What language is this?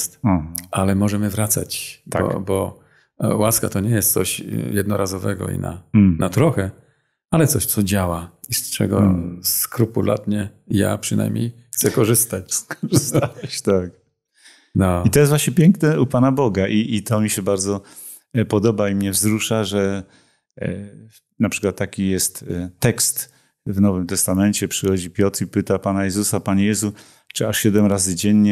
Polish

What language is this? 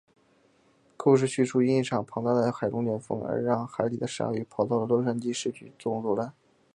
Chinese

